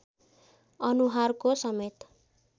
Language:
Nepali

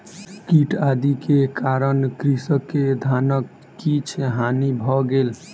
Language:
Maithili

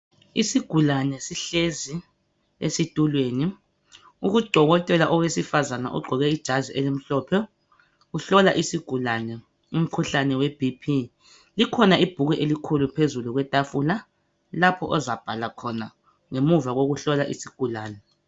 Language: North Ndebele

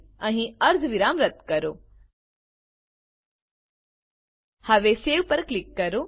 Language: Gujarati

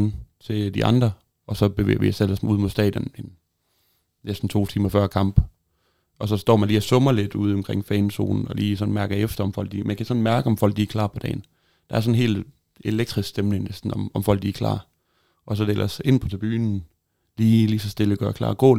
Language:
Danish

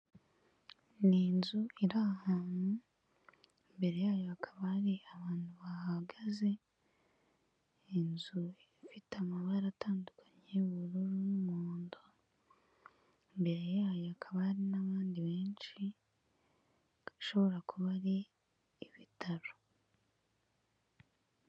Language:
Kinyarwanda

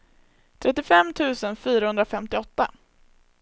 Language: Swedish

